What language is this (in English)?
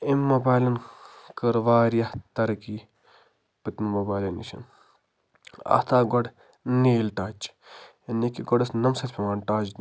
Kashmiri